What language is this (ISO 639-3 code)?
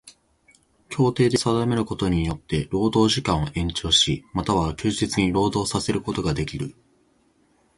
jpn